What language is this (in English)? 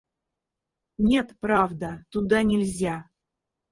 Russian